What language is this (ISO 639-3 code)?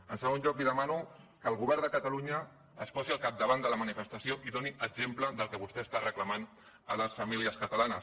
cat